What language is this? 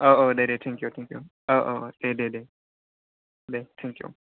Bodo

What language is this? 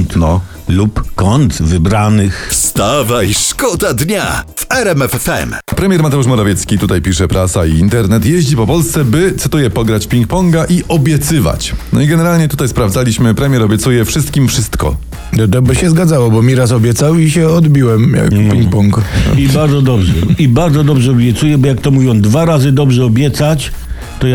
Polish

